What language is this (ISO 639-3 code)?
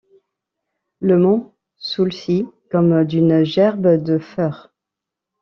fra